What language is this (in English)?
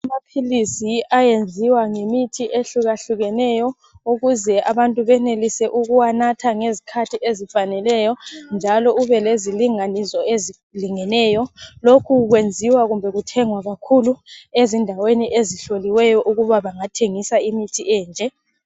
North Ndebele